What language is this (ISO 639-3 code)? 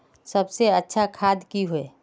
mag